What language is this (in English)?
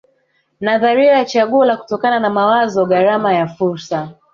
Swahili